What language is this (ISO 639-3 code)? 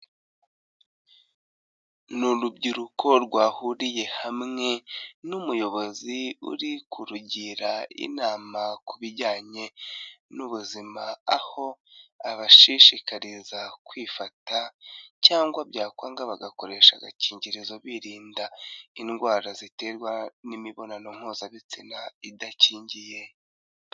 kin